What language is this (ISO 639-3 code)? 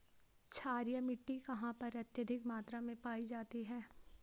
hin